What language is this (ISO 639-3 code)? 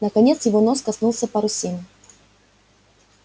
rus